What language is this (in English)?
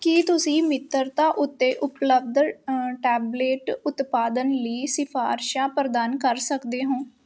Punjabi